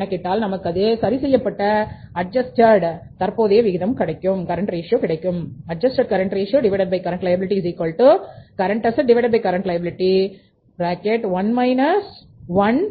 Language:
Tamil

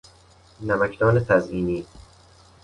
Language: Persian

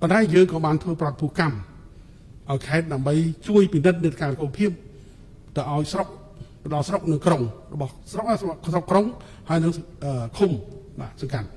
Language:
Thai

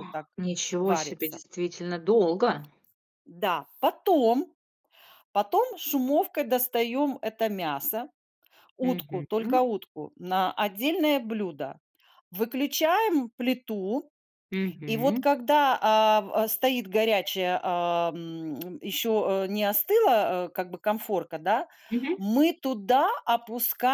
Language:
Russian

